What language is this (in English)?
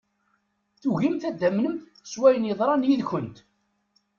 Kabyle